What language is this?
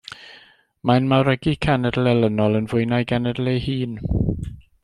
Welsh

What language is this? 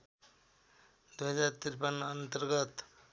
Nepali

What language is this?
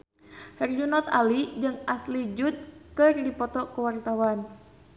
Sundanese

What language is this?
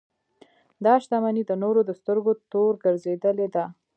Pashto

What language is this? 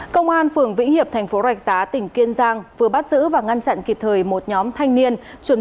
Vietnamese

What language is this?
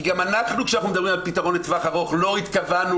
Hebrew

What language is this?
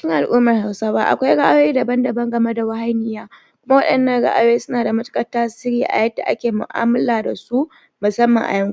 Hausa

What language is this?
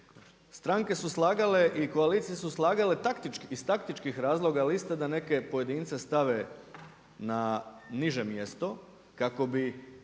Croatian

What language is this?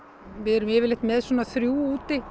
Icelandic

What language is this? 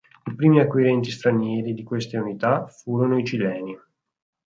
Italian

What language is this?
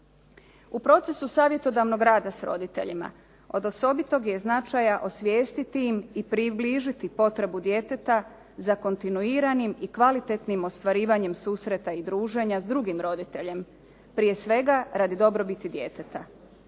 Croatian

